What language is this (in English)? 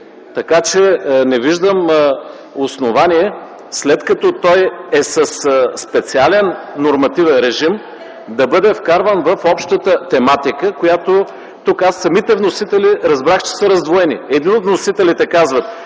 Bulgarian